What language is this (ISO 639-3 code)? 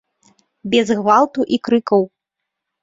bel